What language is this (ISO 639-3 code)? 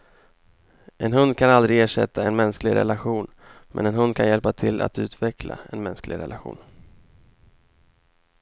swe